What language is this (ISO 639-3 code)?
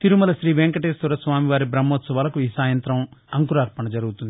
tel